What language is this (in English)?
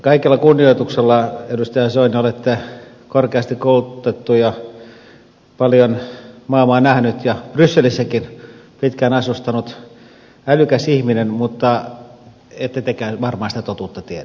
Finnish